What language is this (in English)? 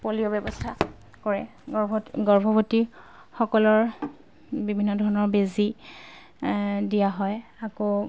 Assamese